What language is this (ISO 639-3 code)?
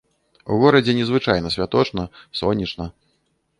bel